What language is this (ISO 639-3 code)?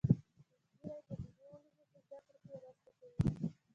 pus